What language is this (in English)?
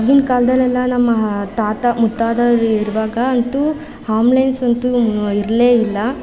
Kannada